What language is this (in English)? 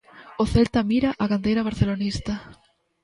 Galician